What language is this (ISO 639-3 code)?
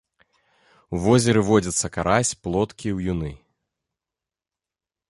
bel